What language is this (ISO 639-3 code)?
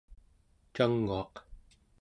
esu